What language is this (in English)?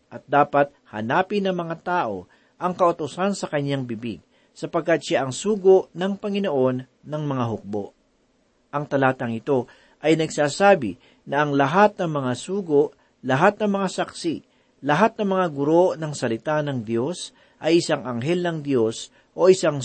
Filipino